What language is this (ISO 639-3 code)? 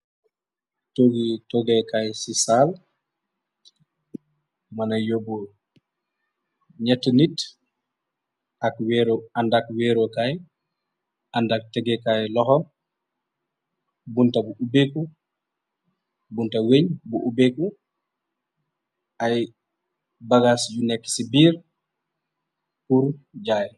wol